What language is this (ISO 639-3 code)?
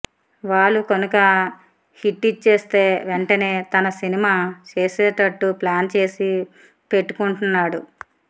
tel